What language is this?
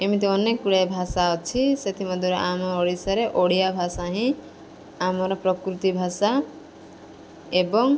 Odia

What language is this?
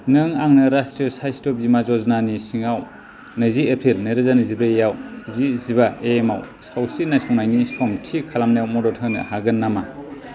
Bodo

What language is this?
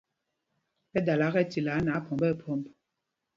Mpumpong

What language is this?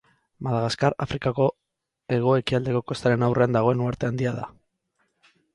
Basque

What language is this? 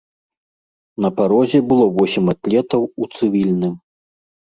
Belarusian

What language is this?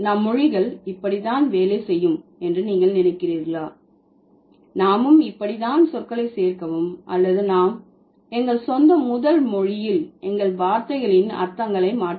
Tamil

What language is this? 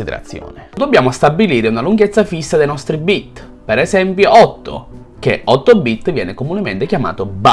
Italian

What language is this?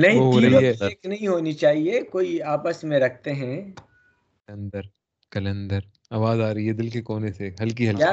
Urdu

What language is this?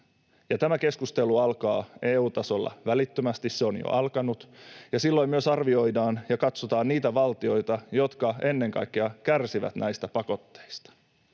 Finnish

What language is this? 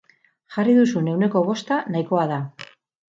Basque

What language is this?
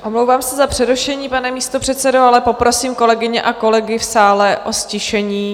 Czech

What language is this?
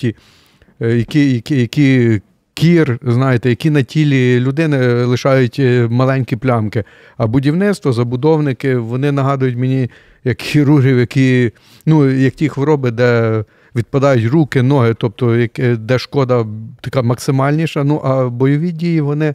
Ukrainian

